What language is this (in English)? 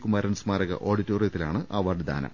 Malayalam